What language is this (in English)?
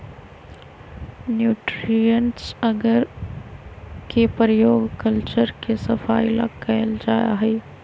Magahi